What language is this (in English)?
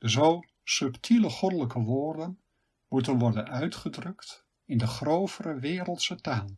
Dutch